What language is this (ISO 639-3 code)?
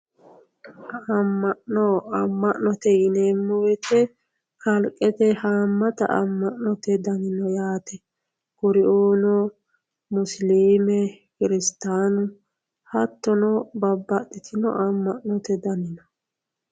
sid